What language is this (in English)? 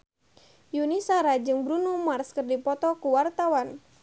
Sundanese